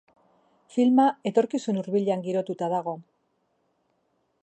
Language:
Basque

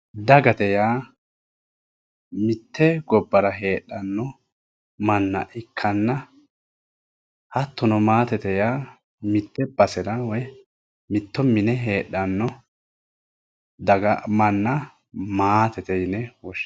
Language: Sidamo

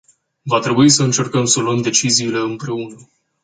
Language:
Romanian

